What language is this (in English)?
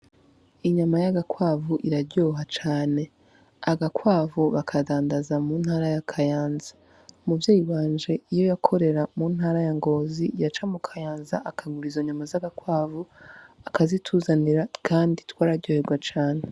Rundi